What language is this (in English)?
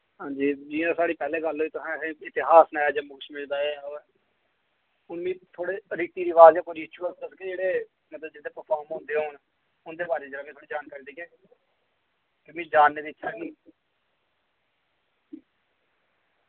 Dogri